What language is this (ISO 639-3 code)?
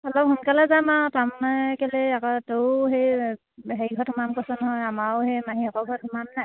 asm